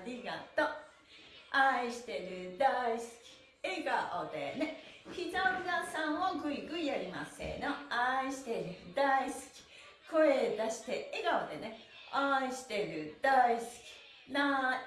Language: Japanese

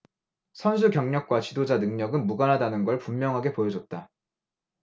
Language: Korean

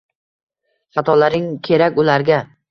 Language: Uzbek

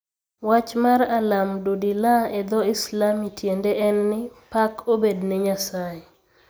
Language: Luo (Kenya and Tanzania)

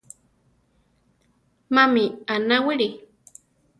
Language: Central Tarahumara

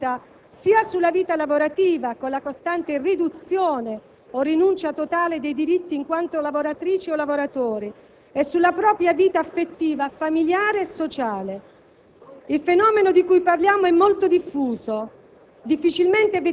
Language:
Italian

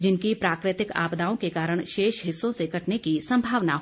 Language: Hindi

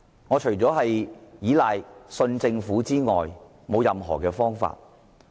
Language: Cantonese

